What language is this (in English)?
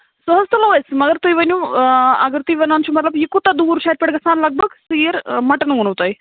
Kashmiri